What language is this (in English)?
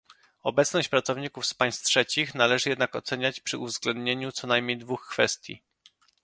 Polish